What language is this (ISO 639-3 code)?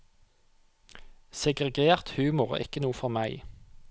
nor